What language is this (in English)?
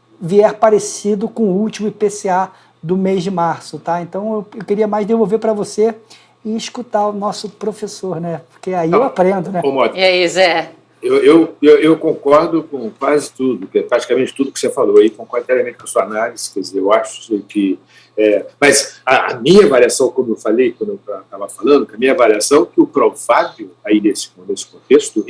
Portuguese